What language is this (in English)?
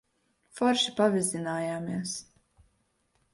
Latvian